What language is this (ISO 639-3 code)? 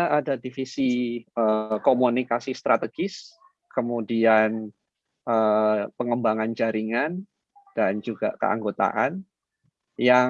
ind